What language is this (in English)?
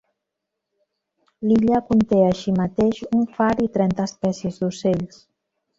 Catalan